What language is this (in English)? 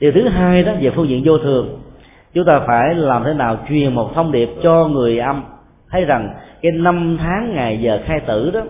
Vietnamese